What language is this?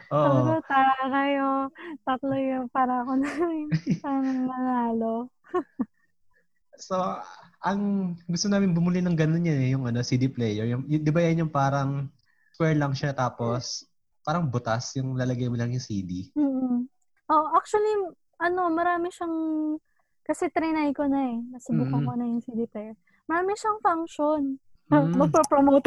Filipino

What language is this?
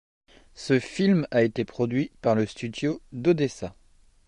French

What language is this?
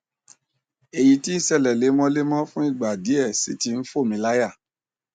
Yoruba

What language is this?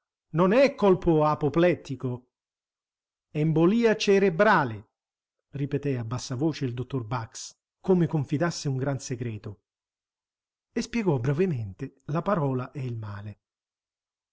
Italian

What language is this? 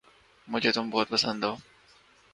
Urdu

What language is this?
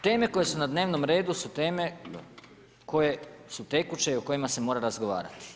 Croatian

